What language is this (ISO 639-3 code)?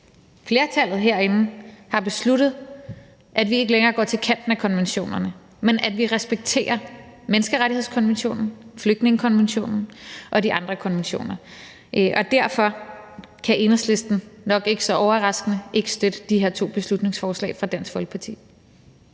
dan